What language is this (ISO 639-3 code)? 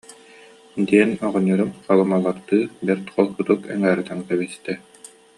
sah